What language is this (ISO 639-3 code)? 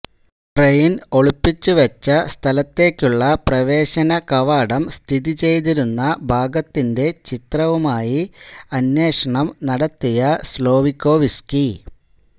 mal